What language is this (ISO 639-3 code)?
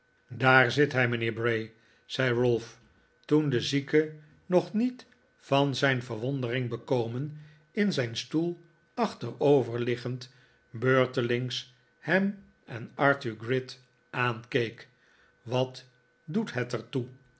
nld